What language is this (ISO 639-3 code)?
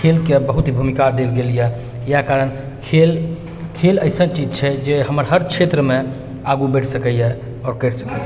mai